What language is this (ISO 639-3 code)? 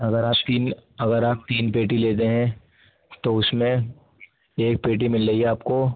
urd